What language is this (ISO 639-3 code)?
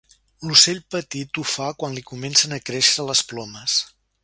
cat